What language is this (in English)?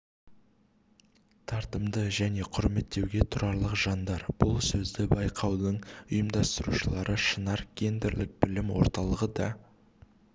Kazakh